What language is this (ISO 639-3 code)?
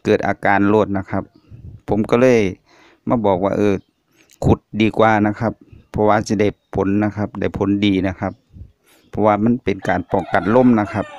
tha